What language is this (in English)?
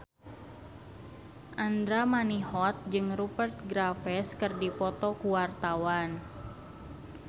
Sundanese